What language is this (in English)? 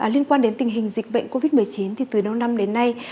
Vietnamese